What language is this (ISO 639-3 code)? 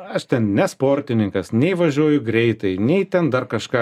lit